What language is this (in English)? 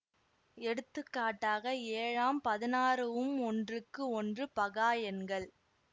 Tamil